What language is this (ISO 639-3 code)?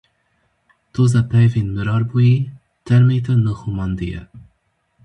kur